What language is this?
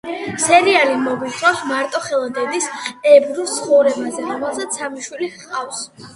Georgian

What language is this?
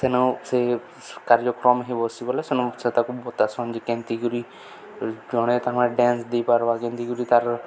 Odia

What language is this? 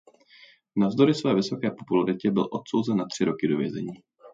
Czech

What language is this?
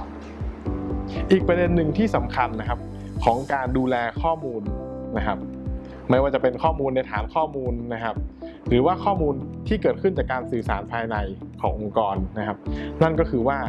Thai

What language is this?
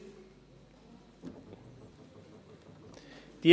Swiss German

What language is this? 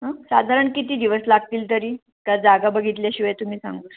Marathi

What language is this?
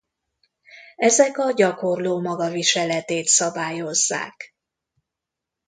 Hungarian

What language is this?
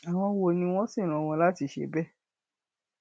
Yoruba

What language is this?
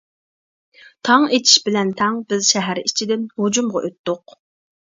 Uyghur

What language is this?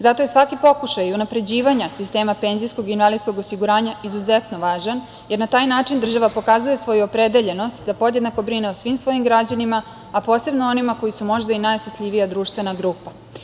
Serbian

